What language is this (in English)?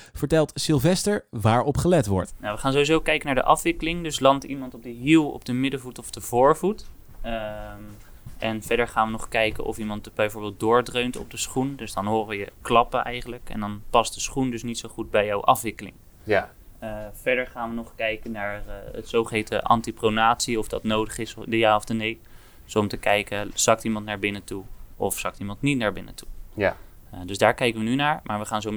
Dutch